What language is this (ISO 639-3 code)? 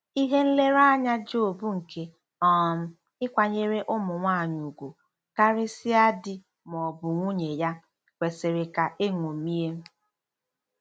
ibo